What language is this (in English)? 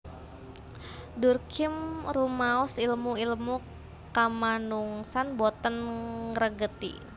Javanese